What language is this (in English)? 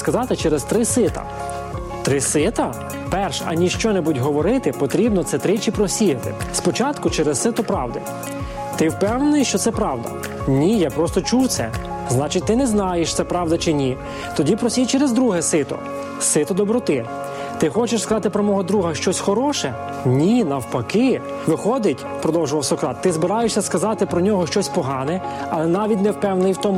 Ukrainian